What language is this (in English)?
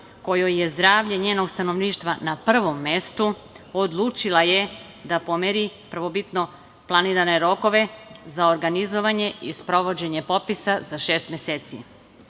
Serbian